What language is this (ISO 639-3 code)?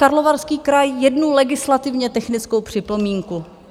ces